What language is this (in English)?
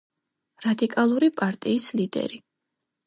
Georgian